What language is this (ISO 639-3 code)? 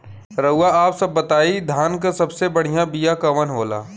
bho